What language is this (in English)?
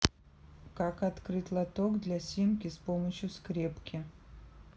Russian